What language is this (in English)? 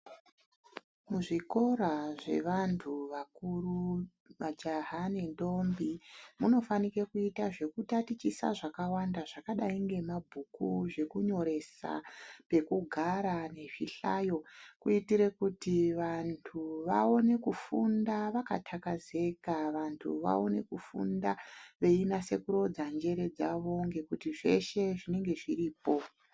Ndau